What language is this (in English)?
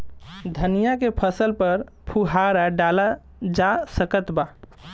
Bhojpuri